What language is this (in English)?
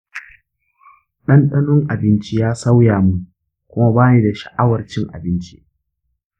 Hausa